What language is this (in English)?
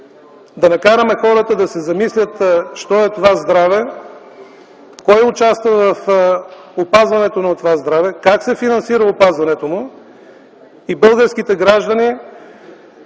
Bulgarian